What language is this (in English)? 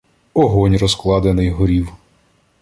Ukrainian